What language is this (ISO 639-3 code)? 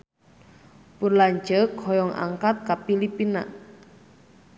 sun